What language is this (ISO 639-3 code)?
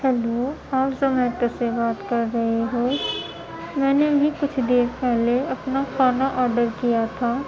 urd